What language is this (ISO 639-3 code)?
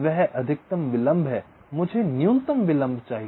hin